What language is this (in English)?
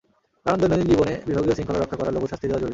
Bangla